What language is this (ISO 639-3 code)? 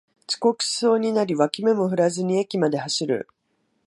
jpn